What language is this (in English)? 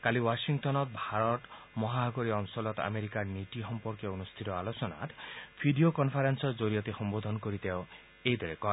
Assamese